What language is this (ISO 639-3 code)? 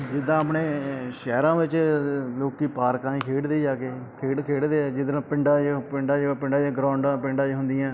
pan